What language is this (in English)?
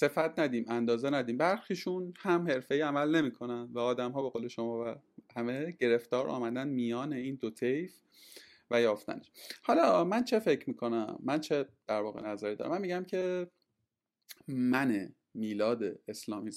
Persian